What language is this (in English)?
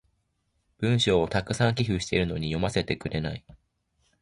Japanese